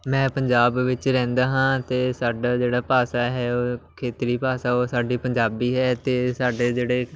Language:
Punjabi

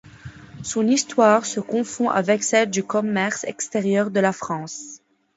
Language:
French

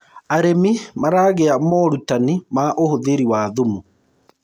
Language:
Kikuyu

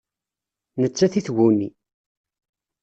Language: Kabyle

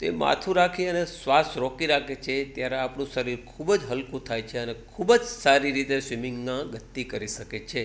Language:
Gujarati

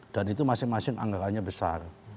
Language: Indonesian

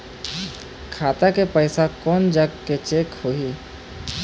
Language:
Chhattisgarhi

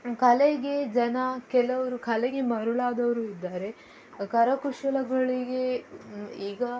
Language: Kannada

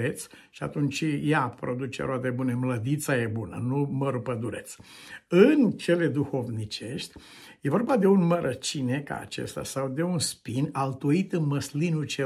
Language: Romanian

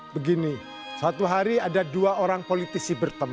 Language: Indonesian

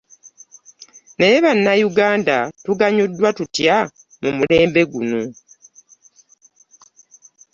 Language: Ganda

